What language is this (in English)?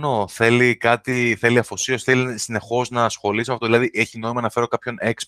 Greek